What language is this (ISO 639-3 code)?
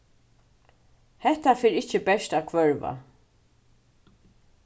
fao